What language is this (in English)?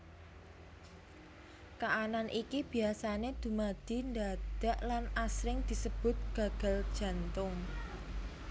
Javanese